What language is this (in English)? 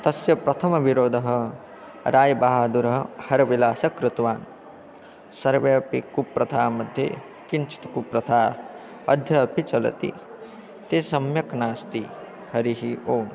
Sanskrit